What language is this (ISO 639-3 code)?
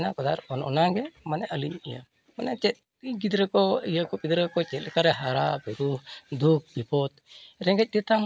sat